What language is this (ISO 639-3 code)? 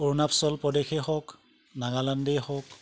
asm